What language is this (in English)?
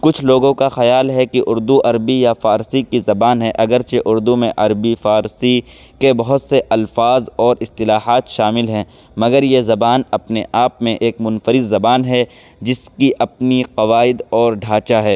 Urdu